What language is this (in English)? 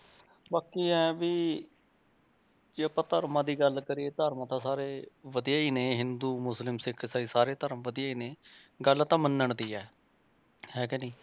Punjabi